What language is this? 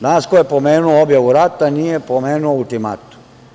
Serbian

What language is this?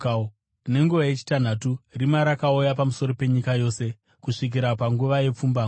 Shona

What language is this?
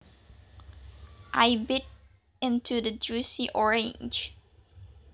Javanese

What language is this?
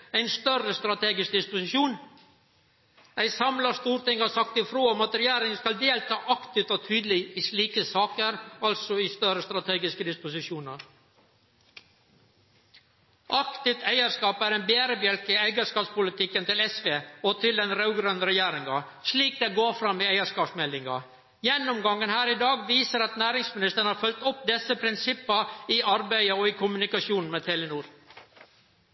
Norwegian Nynorsk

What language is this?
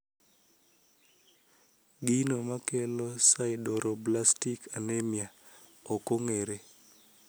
Luo (Kenya and Tanzania)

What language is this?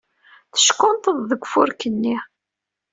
Kabyle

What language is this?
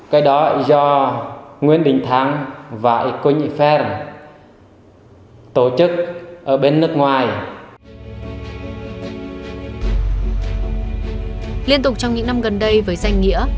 Vietnamese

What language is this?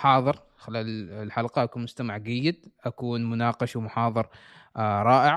Arabic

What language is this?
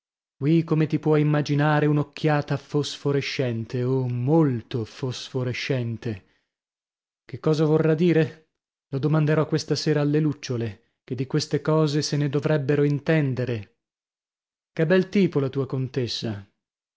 Italian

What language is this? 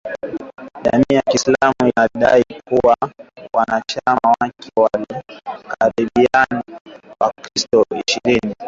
Swahili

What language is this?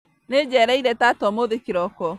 Kikuyu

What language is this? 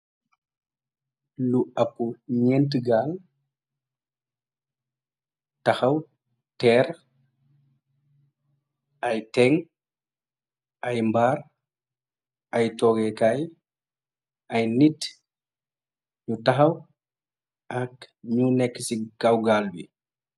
Wolof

